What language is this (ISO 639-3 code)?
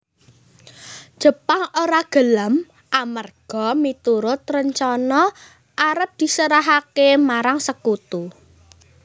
jav